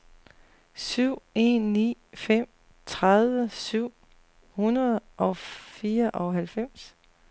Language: Danish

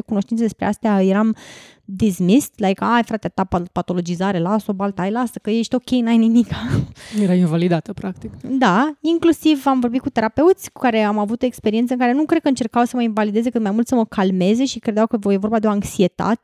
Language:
Romanian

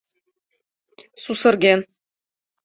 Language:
Mari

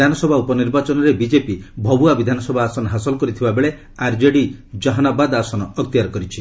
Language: Odia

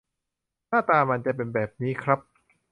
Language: Thai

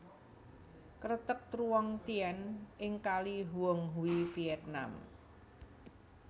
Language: Javanese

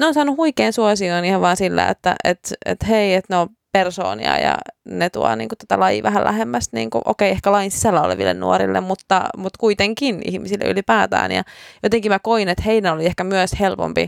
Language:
Finnish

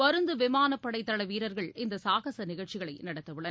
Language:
Tamil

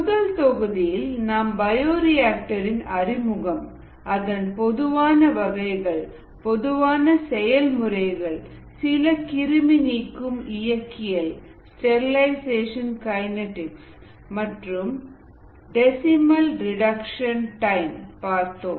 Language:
Tamil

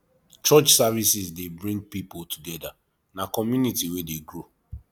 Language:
Nigerian Pidgin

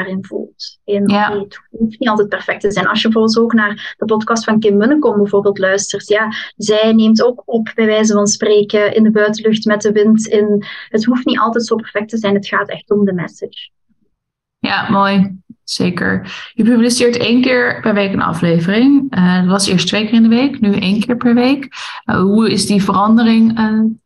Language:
Dutch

